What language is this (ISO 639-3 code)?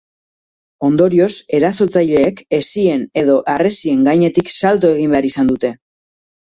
eus